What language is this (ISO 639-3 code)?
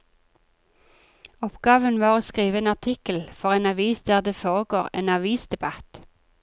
nor